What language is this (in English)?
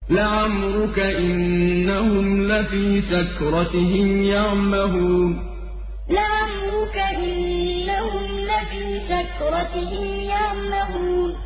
Arabic